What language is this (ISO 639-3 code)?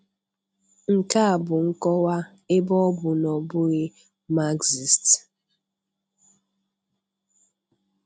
ibo